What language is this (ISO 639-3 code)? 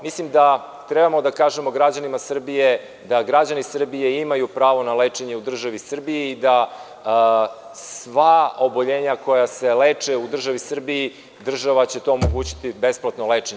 srp